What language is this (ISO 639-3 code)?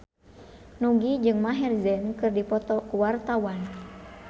sun